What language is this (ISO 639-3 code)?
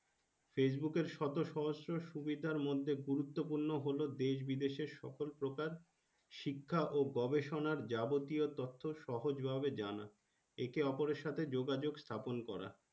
ben